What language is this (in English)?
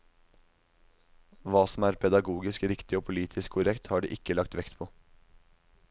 Norwegian